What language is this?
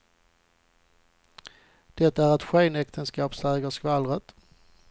Swedish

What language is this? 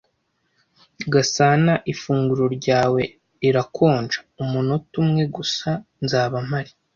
Kinyarwanda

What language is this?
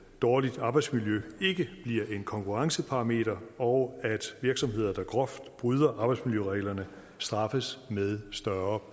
Danish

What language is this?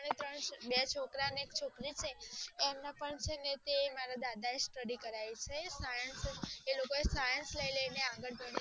Gujarati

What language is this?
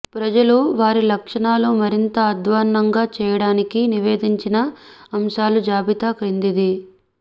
Telugu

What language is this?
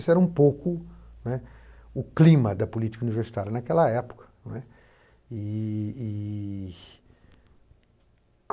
Portuguese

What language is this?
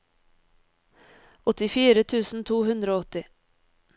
Norwegian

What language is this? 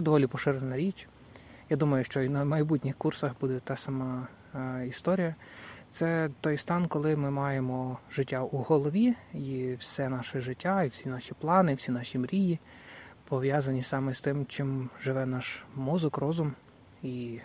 Ukrainian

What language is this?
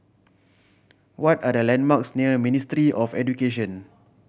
English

